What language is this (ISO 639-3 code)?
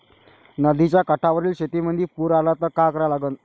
mar